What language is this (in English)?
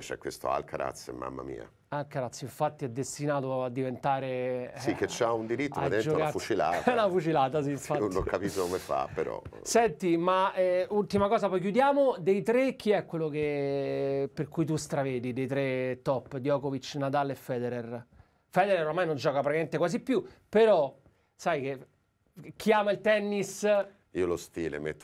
Italian